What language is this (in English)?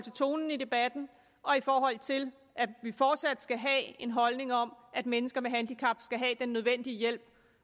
Danish